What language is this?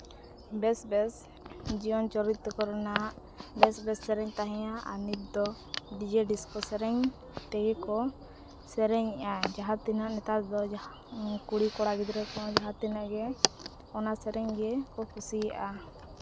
Santali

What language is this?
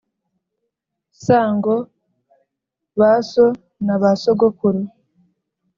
Kinyarwanda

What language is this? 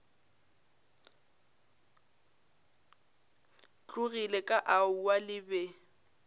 Northern Sotho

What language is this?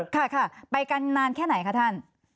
Thai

